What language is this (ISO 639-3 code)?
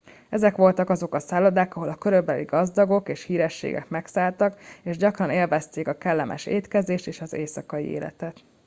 hun